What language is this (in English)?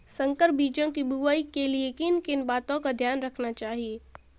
Hindi